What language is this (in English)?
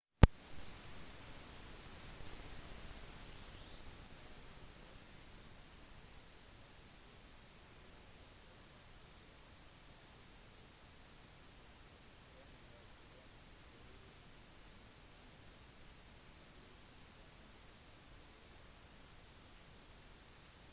Norwegian Bokmål